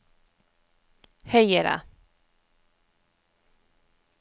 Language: Norwegian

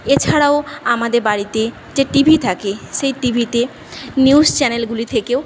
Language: Bangla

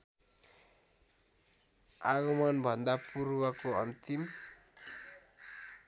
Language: Nepali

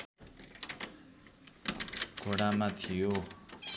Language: Nepali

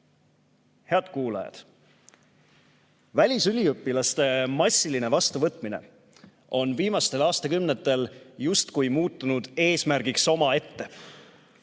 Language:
Estonian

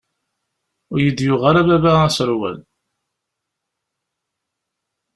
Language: Kabyle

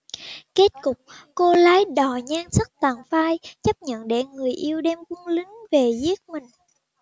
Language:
Vietnamese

